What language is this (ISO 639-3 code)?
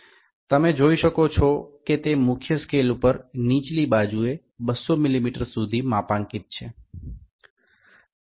guj